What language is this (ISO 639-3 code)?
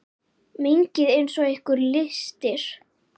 isl